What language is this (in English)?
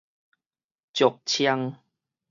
Min Nan Chinese